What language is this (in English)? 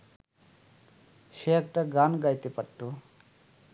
Bangla